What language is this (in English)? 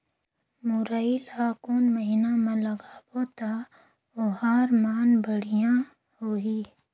Chhattisgarhi